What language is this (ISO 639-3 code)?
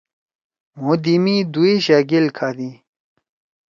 trw